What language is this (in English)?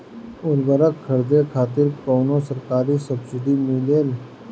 Bhojpuri